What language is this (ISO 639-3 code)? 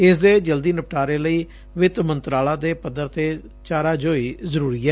pan